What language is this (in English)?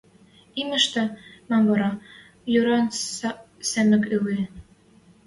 Western Mari